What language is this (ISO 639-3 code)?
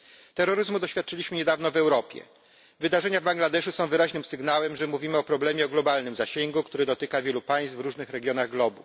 pol